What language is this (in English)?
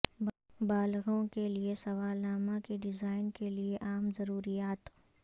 Urdu